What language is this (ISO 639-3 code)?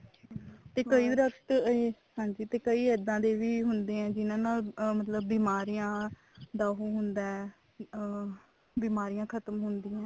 pan